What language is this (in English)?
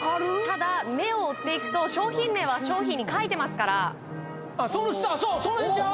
Japanese